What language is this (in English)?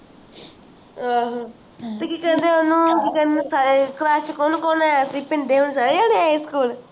Punjabi